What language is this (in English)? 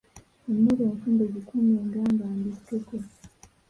Ganda